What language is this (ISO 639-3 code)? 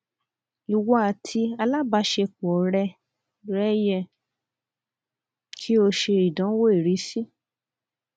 yor